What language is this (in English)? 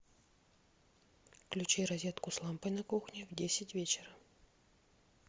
Russian